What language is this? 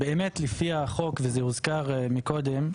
Hebrew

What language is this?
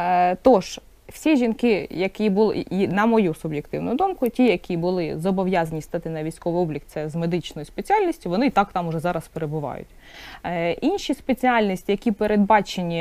Ukrainian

